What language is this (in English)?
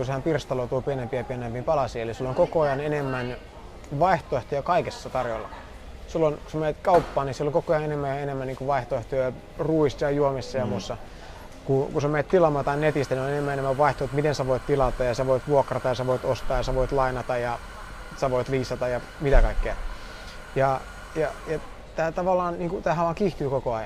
Finnish